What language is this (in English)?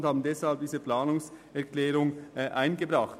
Swiss German